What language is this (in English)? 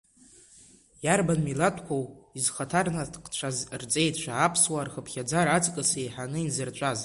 Abkhazian